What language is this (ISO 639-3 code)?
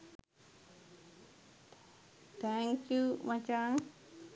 sin